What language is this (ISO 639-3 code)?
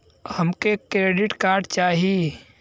bho